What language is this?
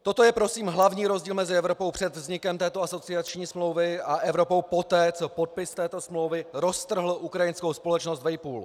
Czech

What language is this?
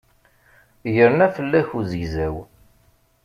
Kabyle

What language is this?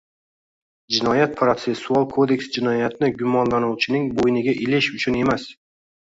Uzbek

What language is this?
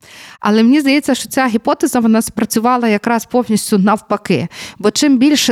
Ukrainian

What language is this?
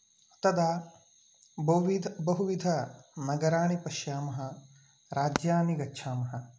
Sanskrit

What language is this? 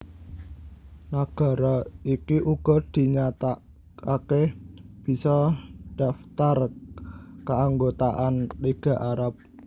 Javanese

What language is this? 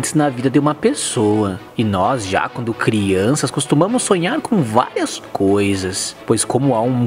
Portuguese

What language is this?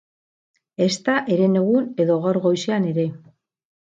Basque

